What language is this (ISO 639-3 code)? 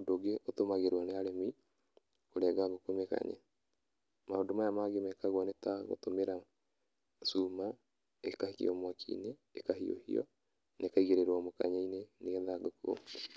kik